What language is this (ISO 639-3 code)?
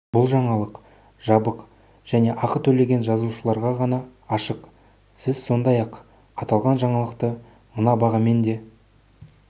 kaz